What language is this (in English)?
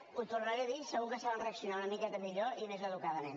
Catalan